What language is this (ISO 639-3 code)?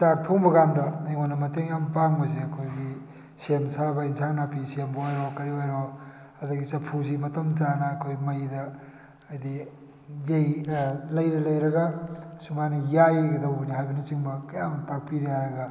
mni